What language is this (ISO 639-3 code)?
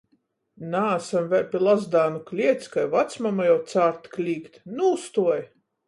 ltg